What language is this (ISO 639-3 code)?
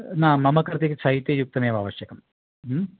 san